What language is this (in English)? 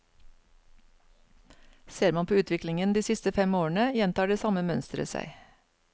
Norwegian